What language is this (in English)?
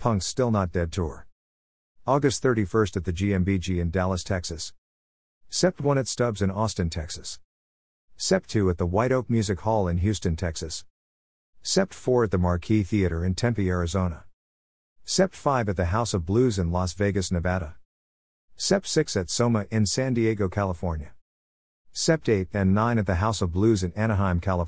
English